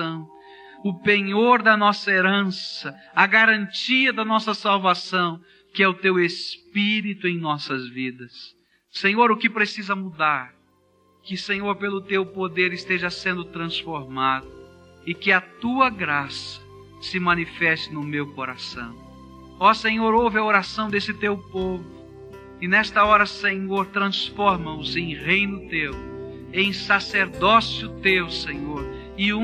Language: Portuguese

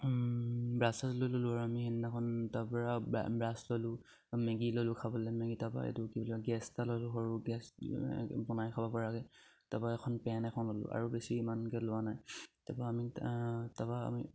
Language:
Assamese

